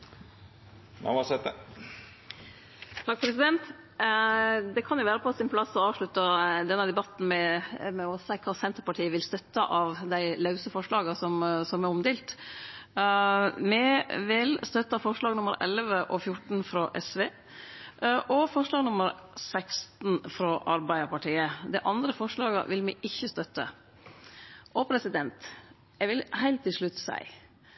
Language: Norwegian Nynorsk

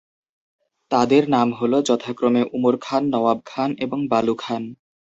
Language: Bangla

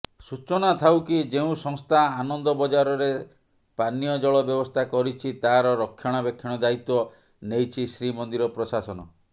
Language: Odia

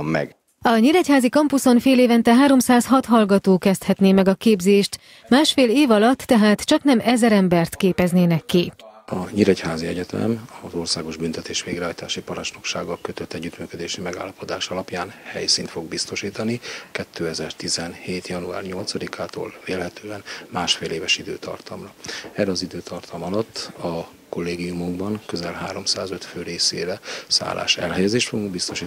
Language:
Hungarian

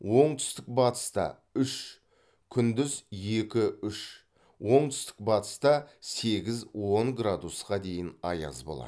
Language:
Kazakh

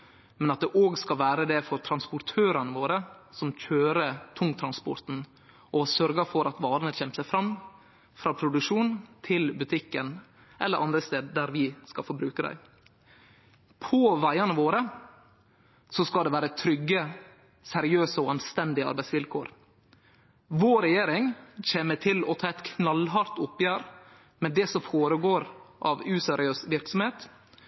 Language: Norwegian Nynorsk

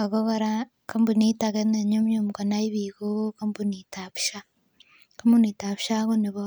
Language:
Kalenjin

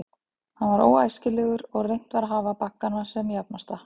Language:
Icelandic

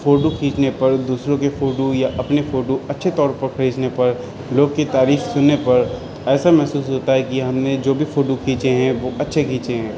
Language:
Urdu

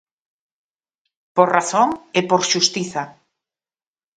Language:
Galician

